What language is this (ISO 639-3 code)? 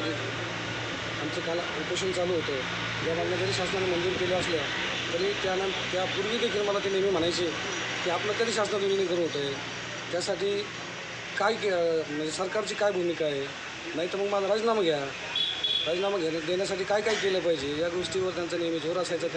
jpn